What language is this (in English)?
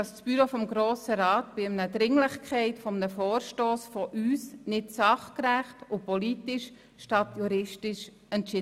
Swiss German